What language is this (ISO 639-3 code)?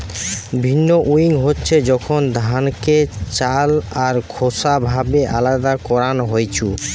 ben